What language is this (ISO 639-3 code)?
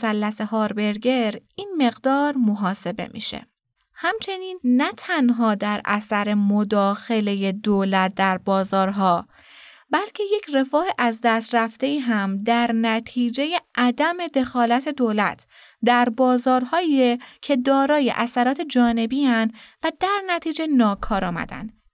fas